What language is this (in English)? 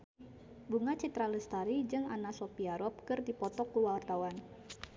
Sundanese